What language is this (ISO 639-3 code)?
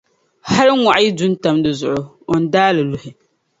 dag